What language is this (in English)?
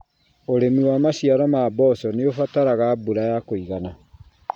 Kikuyu